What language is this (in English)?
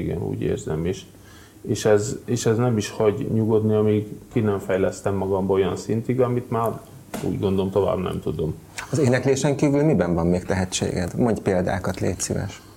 Hungarian